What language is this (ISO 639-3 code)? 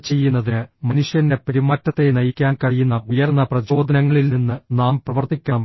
mal